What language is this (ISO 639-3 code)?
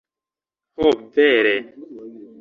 epo